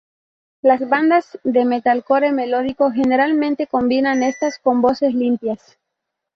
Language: Spanish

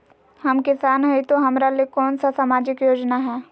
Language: Magahi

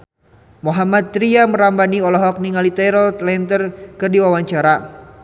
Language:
Sundanese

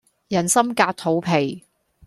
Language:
Cantonese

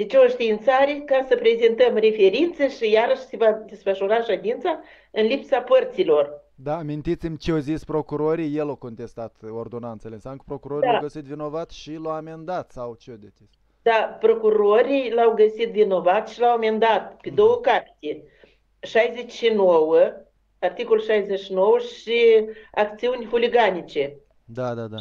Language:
Romanian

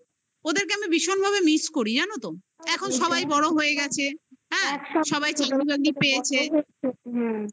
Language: Bangla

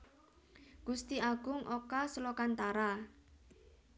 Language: Javanese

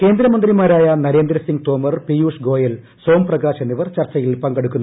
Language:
Malayalam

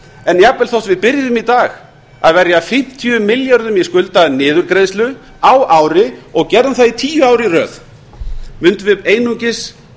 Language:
Icelandic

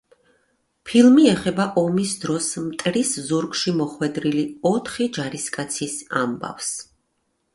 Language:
Georgian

